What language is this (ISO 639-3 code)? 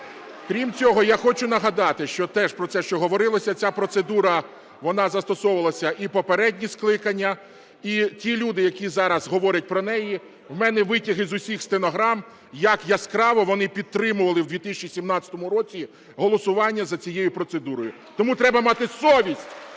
ukr